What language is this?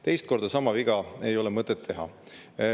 Estonian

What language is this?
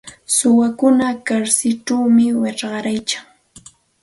Santa Ana de Tusi Pasco Quechua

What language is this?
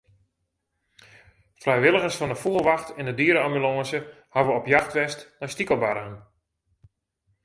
Western Frisian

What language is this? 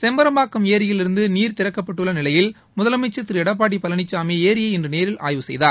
Tamil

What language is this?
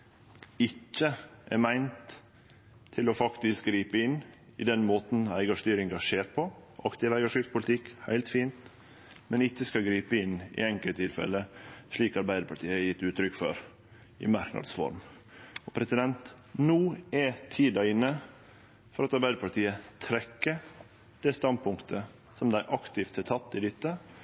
Norwegian Nynorsk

